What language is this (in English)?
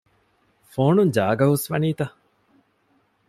Divehi